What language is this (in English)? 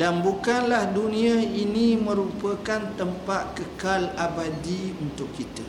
Malay